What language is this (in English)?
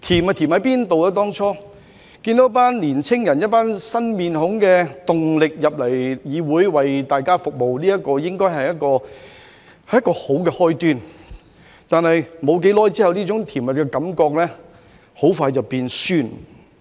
Cantonese